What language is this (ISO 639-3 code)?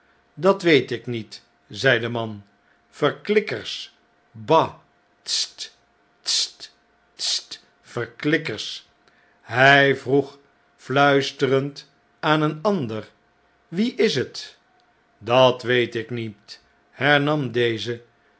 nld